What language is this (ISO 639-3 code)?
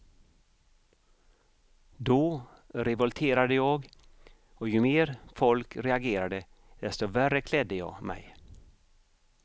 swe